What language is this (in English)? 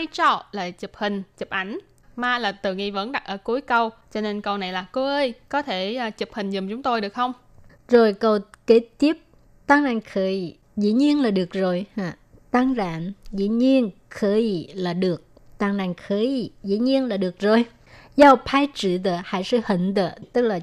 Vietnamese